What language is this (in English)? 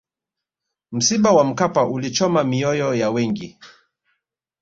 Swahili